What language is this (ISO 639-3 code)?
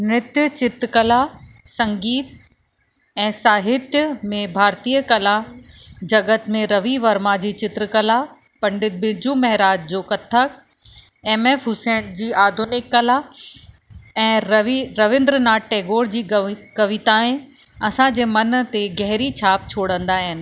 snd